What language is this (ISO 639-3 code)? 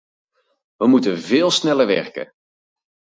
nld